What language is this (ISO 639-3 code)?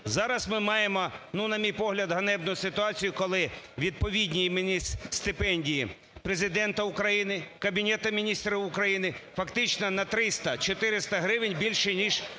ukr